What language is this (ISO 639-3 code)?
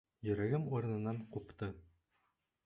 bak